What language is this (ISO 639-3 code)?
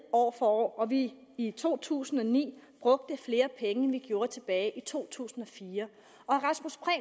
dan